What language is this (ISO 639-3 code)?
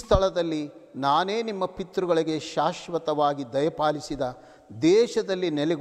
hin